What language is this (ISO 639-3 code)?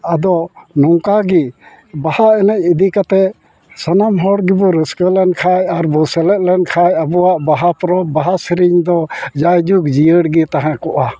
sat